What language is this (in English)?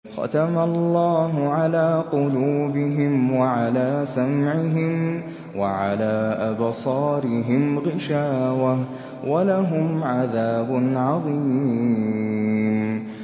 Arabic